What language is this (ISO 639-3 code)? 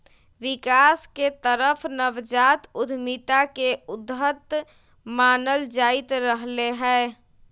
mag